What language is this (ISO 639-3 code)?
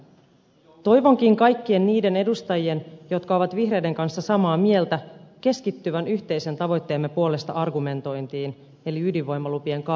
fin